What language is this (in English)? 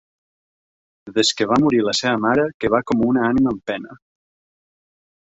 Catalan